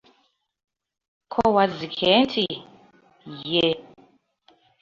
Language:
Ganda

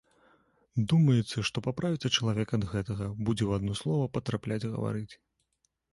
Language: Belarusian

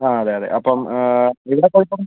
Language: Malayalam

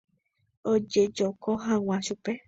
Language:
Guarani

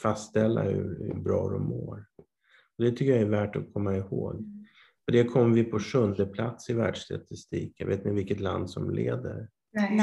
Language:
Swedish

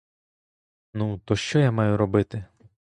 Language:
Ukrainian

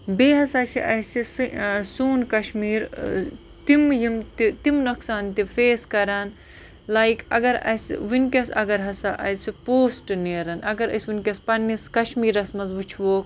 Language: Kashmiri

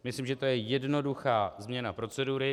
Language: Czech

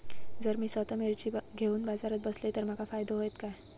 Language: Marathi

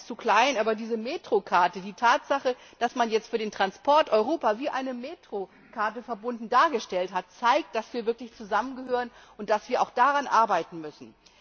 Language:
German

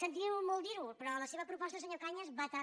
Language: Catalan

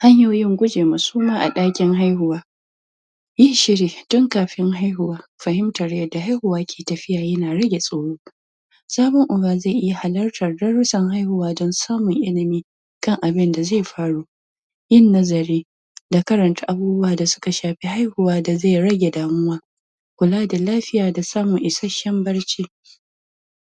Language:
Hausa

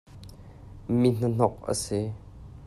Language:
Hakha Chin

